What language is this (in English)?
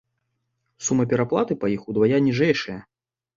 Belarusian